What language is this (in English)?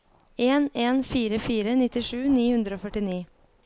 Norwegian